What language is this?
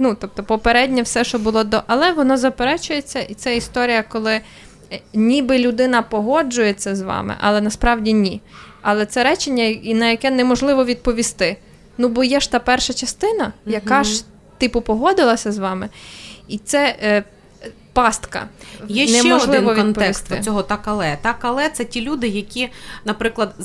Ukrainian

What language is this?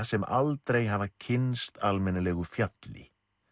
Icelandic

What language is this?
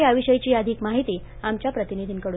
Marathi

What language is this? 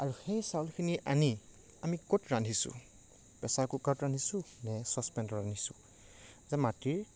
Assamese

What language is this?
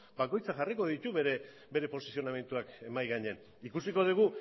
Basque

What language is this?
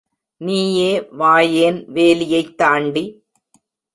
Tamil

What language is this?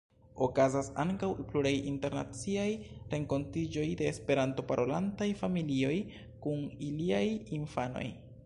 Esperanto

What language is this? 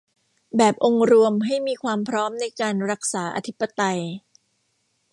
Thai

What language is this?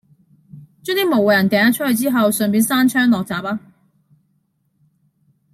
Cantonese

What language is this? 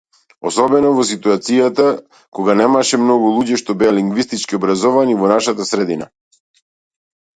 Macedonian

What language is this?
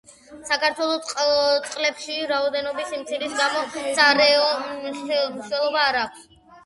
Georgian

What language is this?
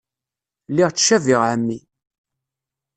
Kabyle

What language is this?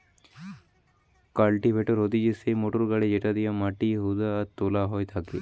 Bangla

